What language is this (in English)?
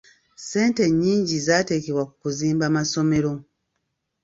Ganda